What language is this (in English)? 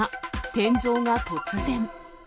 Japanese